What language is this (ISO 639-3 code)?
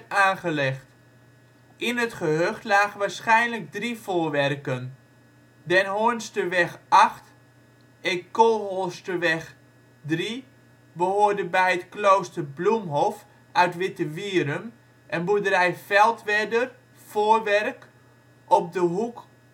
nld